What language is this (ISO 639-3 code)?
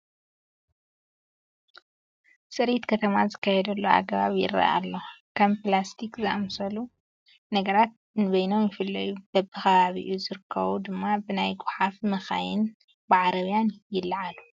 tir